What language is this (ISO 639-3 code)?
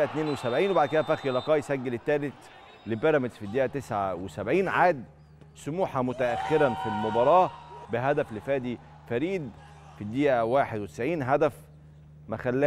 ara